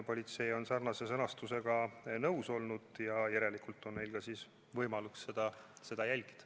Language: Estonian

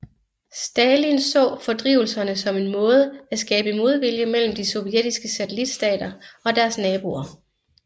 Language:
Danish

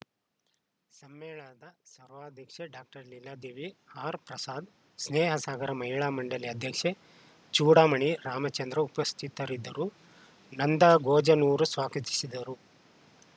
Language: Kannada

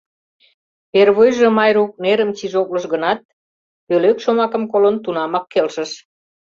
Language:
Mari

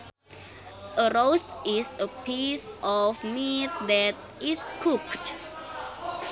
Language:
Sundanese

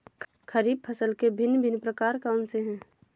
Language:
Hindi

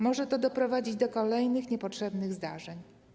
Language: Polish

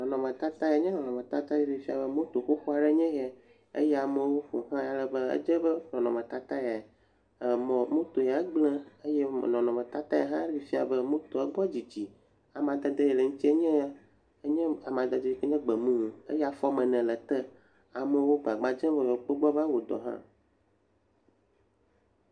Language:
Ewe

